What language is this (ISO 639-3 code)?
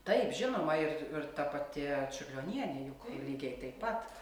lit